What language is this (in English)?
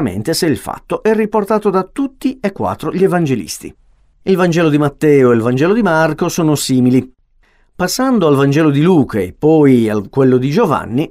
Italian